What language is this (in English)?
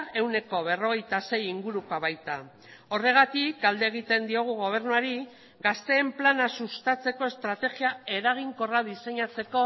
Basque